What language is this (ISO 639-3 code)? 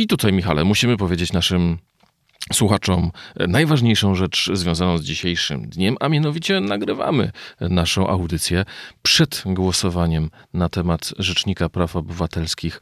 pol